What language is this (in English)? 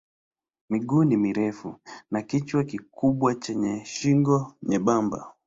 Swahili